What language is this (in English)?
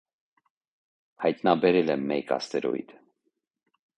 Armenian